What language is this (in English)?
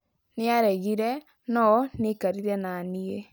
Kikuyu